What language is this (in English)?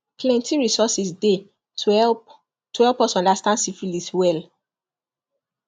Nigerian Pidgin